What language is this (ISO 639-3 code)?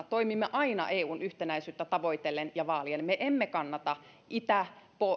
fin